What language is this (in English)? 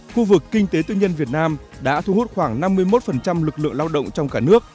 Vietnamese